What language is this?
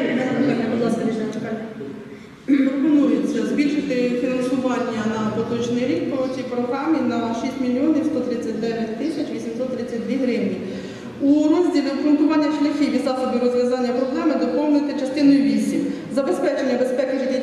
Ukrainian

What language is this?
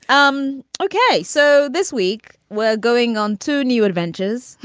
English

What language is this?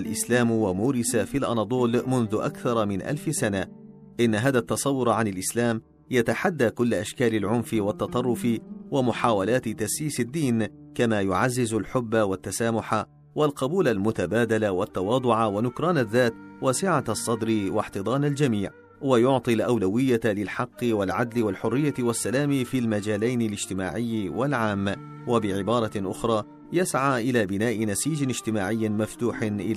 Arabic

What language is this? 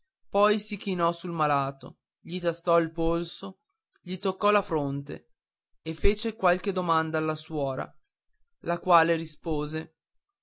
Italian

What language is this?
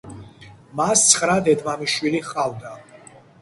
Georgian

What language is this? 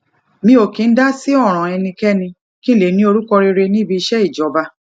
Yoruba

